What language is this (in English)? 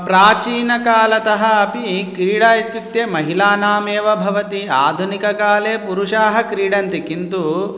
Sanskrit